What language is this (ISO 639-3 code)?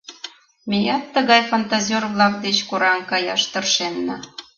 chm